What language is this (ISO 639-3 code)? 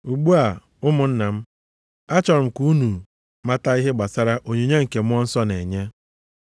ibo